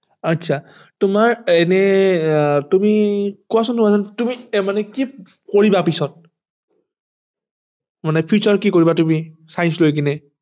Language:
Assamese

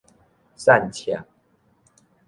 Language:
Min Nan Chinese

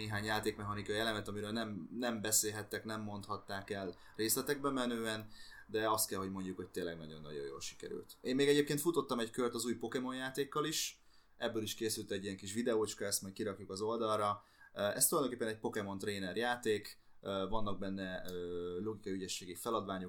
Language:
Hungarian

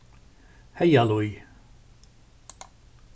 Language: Faroese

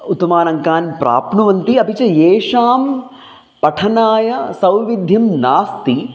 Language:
Sanskrit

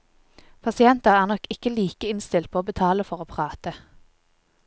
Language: Norwegian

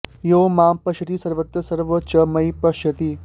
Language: Sanskrit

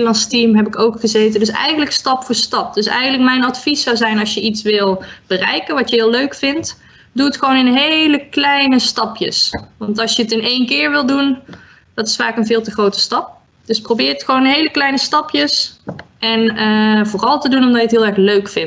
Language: Dutch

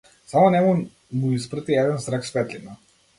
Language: Macedonian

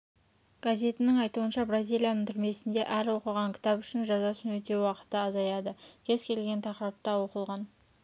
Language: Kazakh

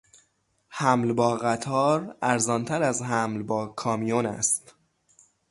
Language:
Persian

